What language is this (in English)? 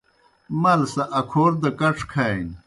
Kohistani Shina